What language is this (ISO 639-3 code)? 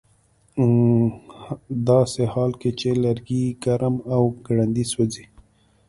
pus